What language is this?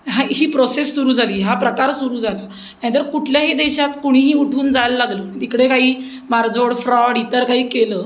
Marathi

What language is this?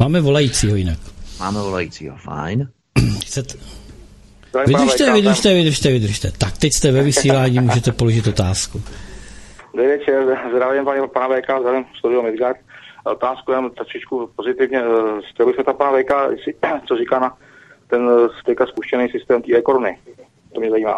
Czech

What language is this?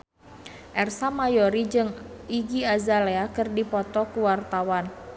Sundanese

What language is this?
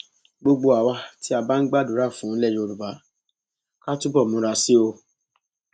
Yoruba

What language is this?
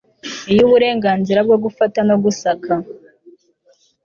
Kinyarwanda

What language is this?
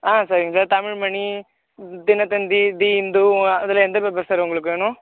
Tamil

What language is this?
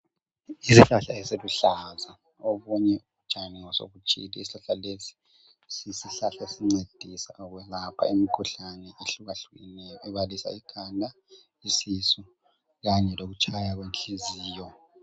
North Ndebele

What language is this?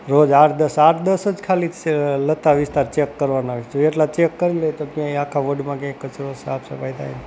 Gujarati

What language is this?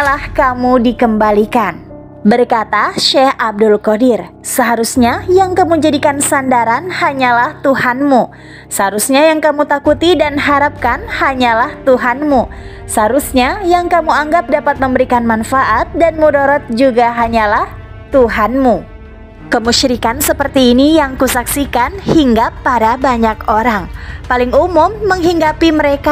Indonesian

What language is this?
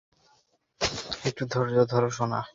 Bangla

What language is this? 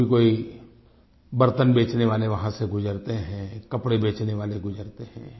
Hindi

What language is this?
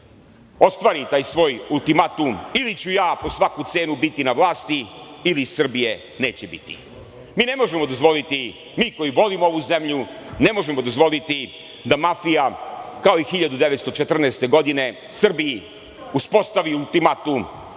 Serbian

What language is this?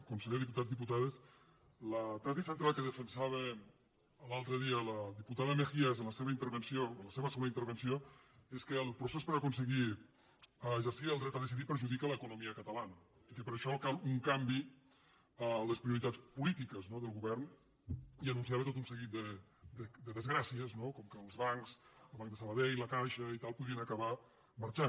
Catalan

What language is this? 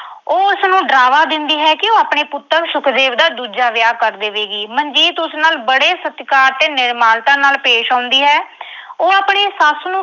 Punjabi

